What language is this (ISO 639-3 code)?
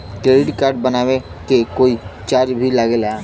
bho